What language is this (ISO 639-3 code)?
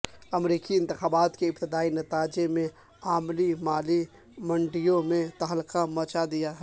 urd